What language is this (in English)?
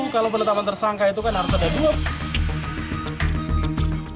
Indonesian